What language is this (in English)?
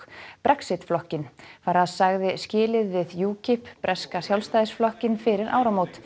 Icelandic